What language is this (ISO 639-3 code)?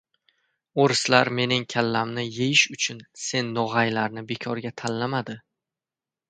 uzb